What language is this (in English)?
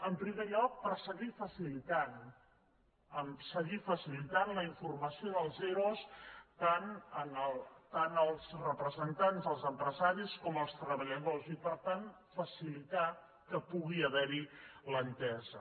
Catalan